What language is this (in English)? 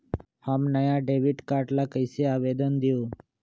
Magahi